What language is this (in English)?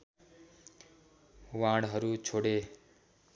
Nepali